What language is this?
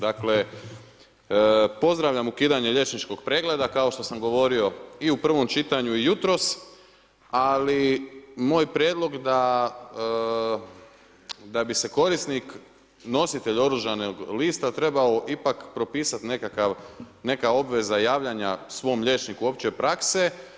Croatian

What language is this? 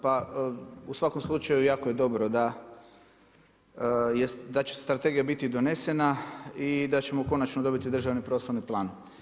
Croatian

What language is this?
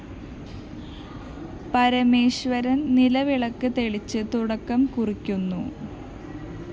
Malayalam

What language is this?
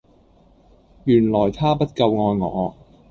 Cantonese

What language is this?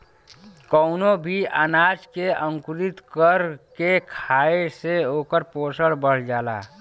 Bhojpuri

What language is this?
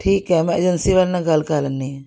Punjabi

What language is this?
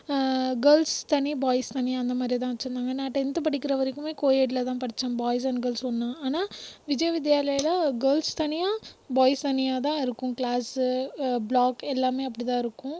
Tamil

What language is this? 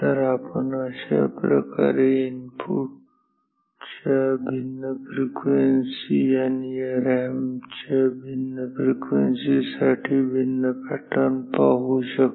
Marathi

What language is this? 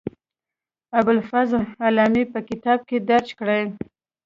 Pashto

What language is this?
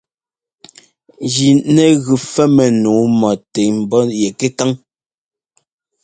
Ngomba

